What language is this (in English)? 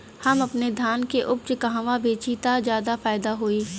Bhojpuri